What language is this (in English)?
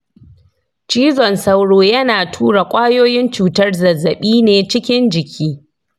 Hausa